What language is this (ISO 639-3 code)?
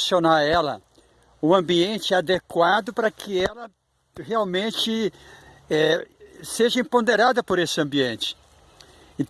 por